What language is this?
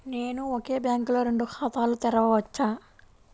Telugu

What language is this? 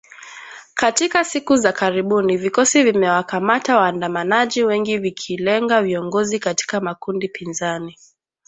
Swahili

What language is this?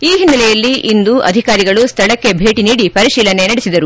Kannada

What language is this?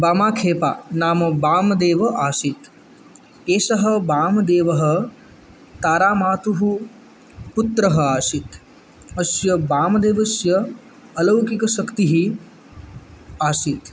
Sanskrit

